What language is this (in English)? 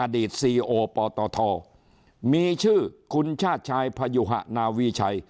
Thai